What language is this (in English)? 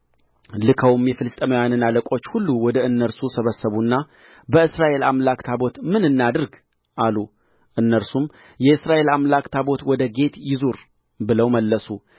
Amharic